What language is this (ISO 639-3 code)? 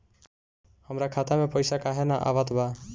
bho